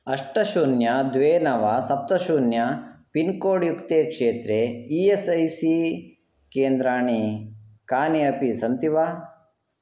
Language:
Sanskrit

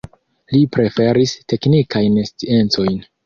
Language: Esperanto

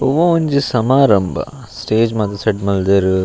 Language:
Tulu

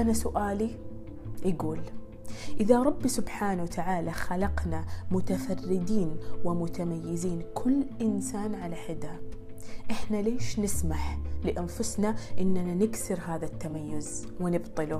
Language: Arabic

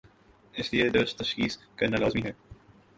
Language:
Urdu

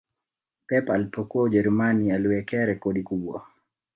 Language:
Swahili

